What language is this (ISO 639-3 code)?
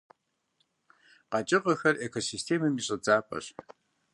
kbd